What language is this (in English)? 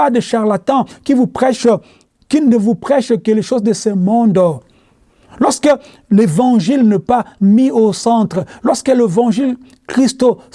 French